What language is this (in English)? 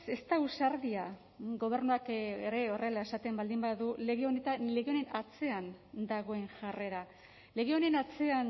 Basque